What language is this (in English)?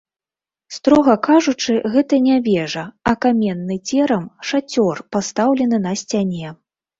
Belarusian